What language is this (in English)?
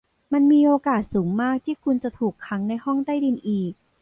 Thai